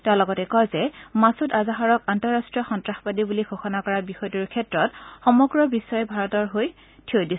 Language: Assamese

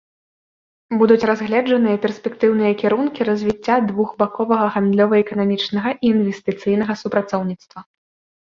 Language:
Belarusian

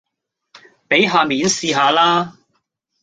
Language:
Cantonese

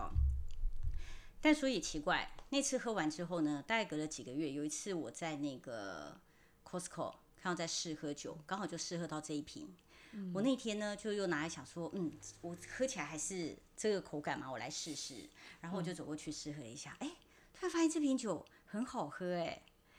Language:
Chinese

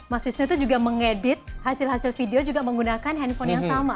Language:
Indonesian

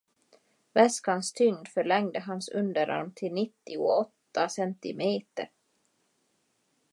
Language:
Swedish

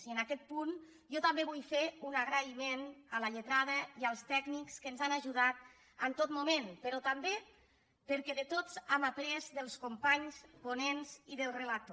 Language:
Catalan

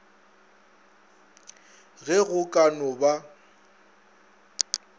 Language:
Northern Sotho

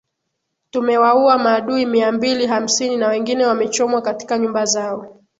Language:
Swahili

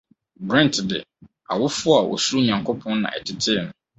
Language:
Akan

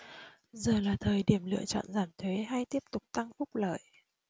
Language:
Vietnamese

